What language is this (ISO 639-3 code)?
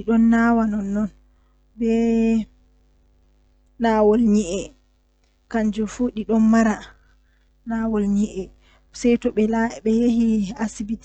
fuh